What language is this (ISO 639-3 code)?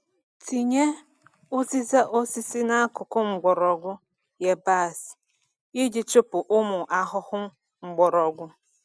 ibo